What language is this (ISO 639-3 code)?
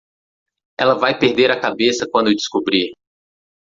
por